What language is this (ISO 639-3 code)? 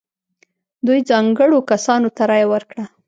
pus